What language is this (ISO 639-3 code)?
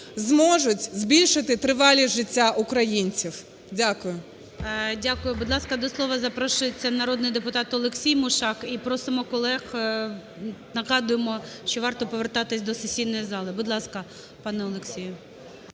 ukr